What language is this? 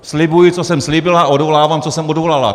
Czech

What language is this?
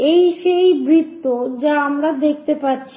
Bangla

